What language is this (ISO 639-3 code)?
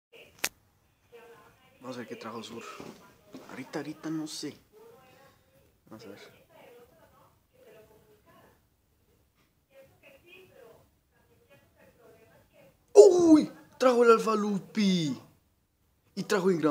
spa